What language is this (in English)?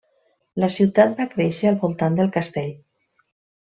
Catalan